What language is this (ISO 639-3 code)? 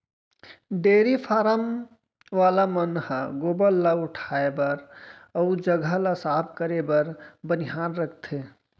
hne